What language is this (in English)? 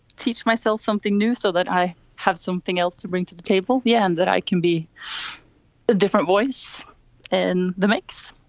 English